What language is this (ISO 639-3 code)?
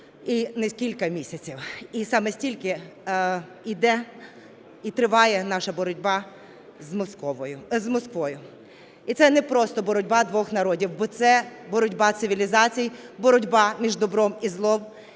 ukr